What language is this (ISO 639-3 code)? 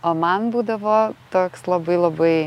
lit